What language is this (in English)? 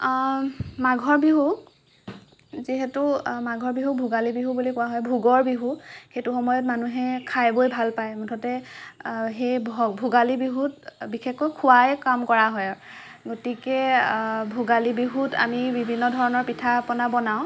Assamese